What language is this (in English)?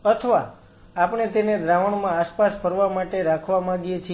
Gujarati